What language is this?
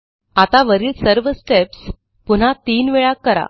Marathi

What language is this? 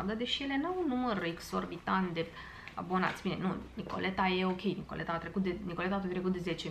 Romanian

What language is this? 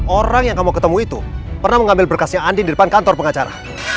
Indonesian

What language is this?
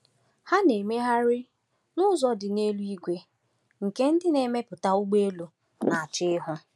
Igbo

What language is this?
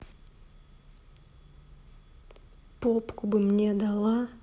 Russian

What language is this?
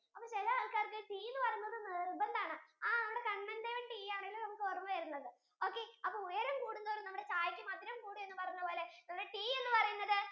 Malayalam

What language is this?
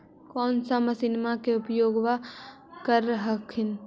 Magahi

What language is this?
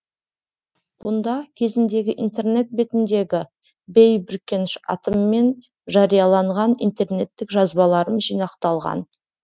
Kazakh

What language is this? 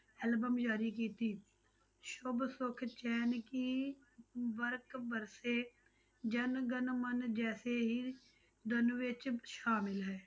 Punjabi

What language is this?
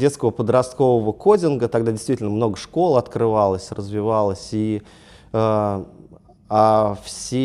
Russian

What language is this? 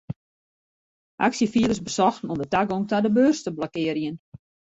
Western Frisian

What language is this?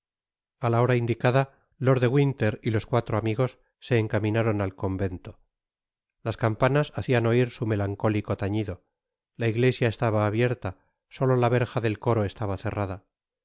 Spanish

